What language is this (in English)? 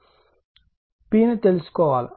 Telugu